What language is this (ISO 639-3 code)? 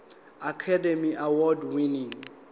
zul